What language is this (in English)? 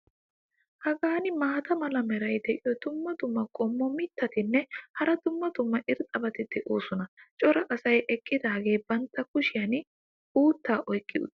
Wolaytta